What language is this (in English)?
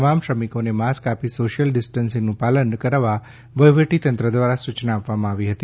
Gujarati